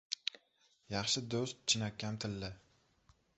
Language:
Uzbek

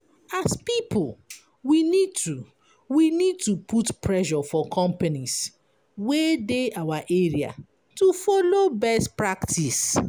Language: Nigerian Pidgin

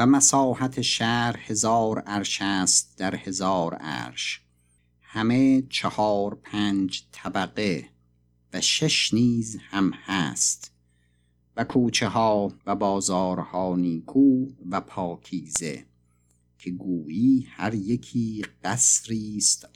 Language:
Persian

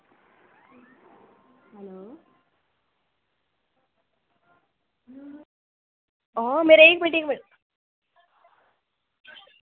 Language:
Dogri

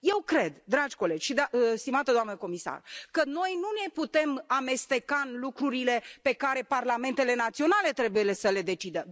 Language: Romanian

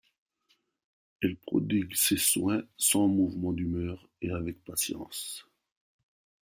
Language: French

